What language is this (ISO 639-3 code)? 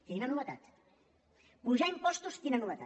cat